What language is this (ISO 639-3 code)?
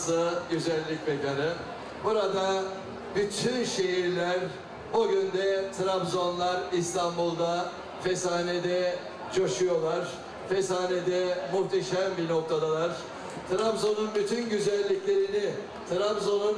tur